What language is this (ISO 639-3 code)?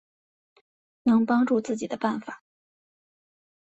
zho